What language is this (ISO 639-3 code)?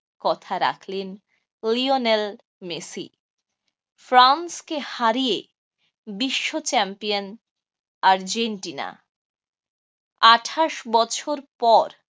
ben